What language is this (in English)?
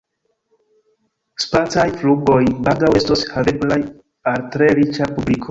Esperanto